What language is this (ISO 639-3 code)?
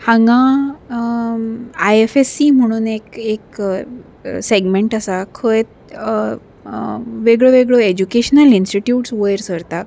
kok